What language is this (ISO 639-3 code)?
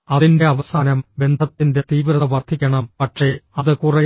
mal